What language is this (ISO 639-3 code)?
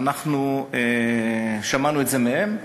heb